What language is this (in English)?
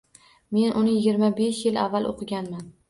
Uzbek